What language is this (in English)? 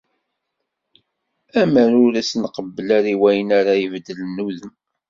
Kabyle